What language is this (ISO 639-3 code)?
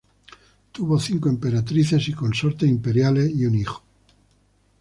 spa